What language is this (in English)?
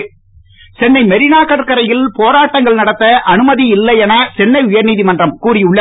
Tamil